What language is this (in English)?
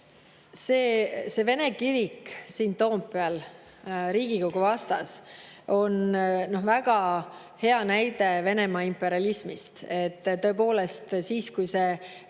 Estonian